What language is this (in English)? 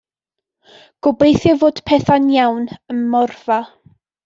Welsh